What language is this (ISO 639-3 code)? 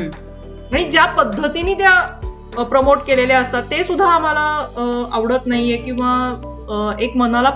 mar